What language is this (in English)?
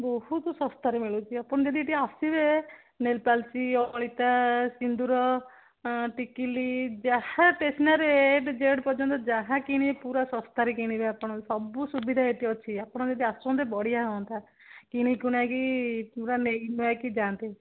Odia